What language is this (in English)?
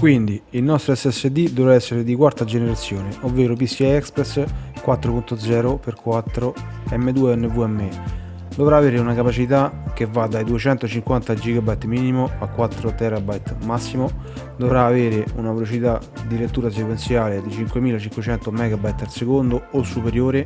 Italian